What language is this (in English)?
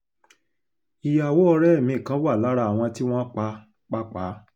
Yoruba